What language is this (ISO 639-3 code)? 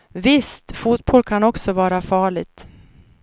swe